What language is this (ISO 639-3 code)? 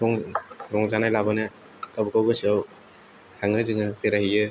brx